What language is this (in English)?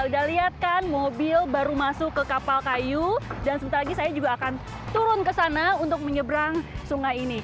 Indonesian